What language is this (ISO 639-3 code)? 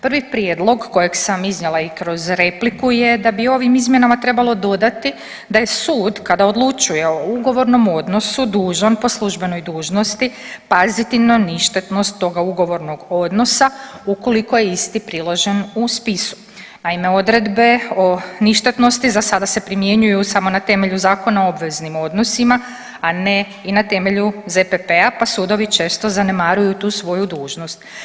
hrv